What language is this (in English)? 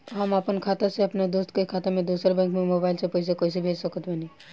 Bhojpuri